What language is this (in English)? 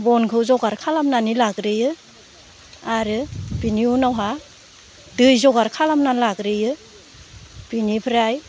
Bodo